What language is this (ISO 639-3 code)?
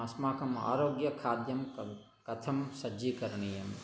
san